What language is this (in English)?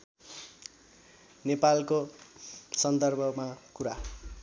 Nepali